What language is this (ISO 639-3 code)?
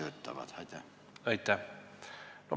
est